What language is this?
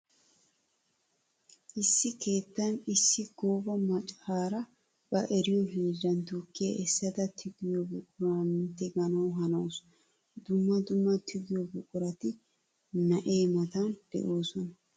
Wolaytta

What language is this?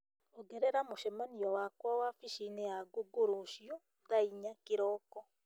Kikuyu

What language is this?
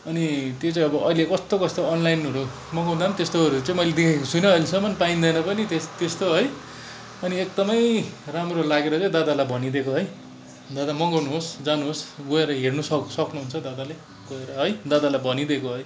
Nepali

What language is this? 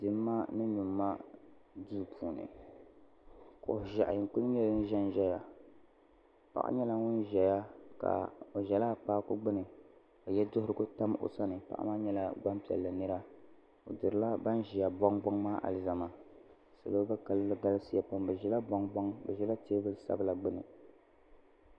Dagbani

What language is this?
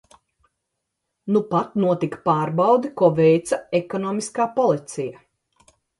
Latvian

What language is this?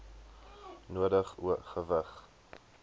Afrikaans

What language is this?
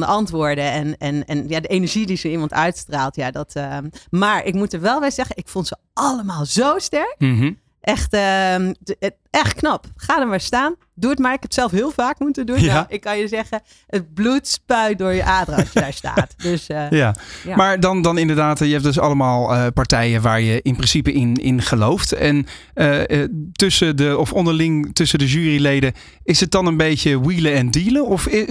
Dutch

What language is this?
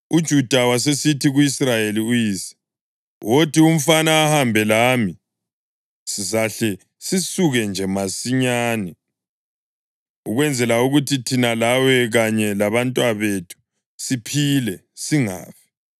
North Ndebele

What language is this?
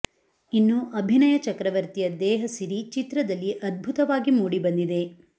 Kannada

